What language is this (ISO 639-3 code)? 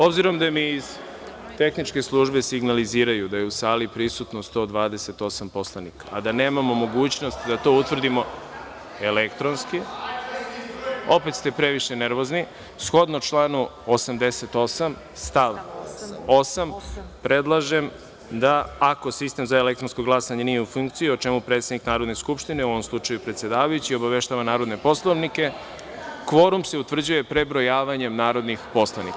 srp